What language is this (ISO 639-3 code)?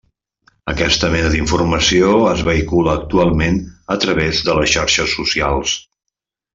cat